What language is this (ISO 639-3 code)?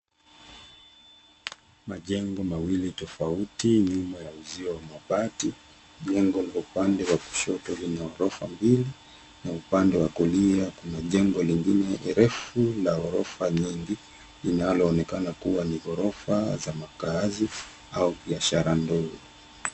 swa